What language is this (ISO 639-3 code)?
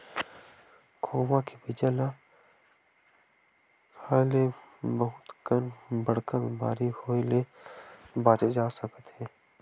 hne